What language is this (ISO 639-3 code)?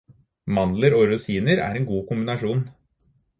nob